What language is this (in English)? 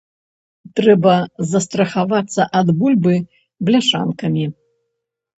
Belarusian